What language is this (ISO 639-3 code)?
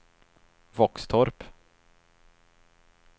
swe